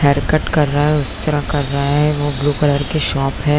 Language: Hindi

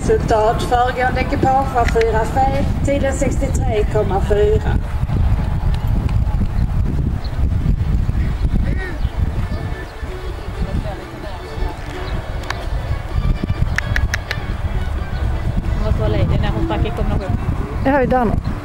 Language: Swedish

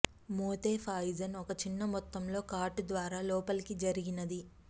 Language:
Telugu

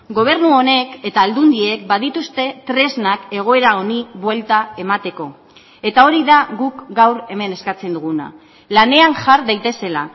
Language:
Basque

